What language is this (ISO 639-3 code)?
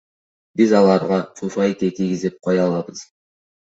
kir